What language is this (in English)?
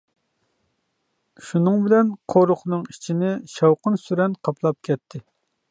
Uyghur